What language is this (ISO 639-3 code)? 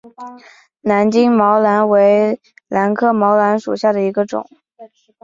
zho